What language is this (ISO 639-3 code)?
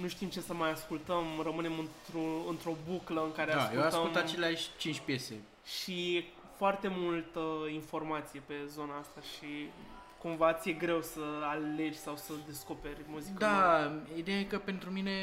ron